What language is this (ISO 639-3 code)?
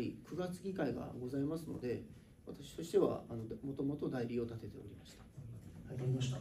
jpn